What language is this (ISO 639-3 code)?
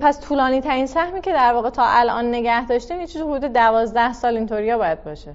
fas